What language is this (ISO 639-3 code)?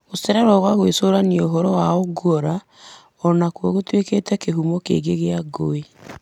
kik